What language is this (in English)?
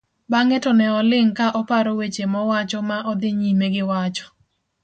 Luo (Kenya and Tanzania)